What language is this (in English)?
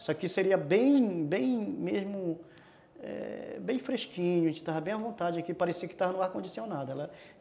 Portuguese